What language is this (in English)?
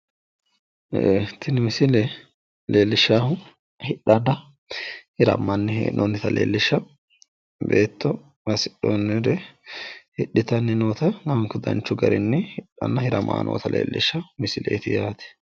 Sidamo